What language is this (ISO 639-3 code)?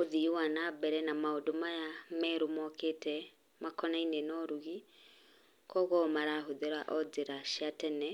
kik